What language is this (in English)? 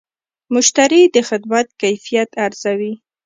Pashto